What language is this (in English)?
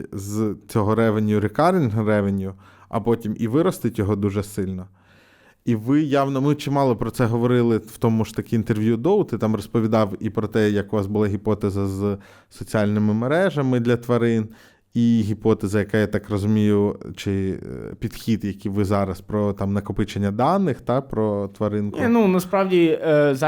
Ukrainian